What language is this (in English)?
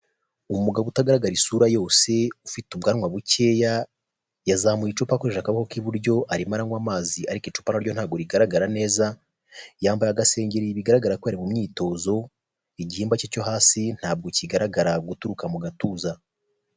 Kinyarwanda